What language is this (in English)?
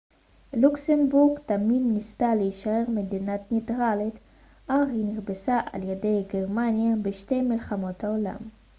Hebrew